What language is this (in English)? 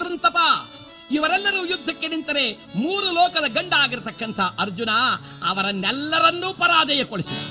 Kannada